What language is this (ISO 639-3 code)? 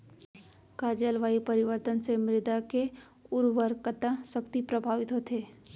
hne